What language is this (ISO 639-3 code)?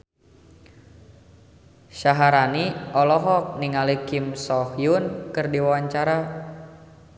sun